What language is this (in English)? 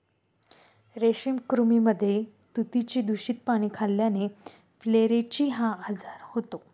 Marathi